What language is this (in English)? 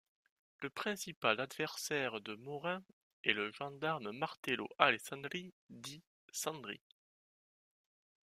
French